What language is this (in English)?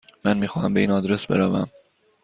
Persian